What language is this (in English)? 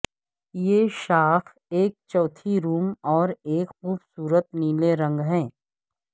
Urdu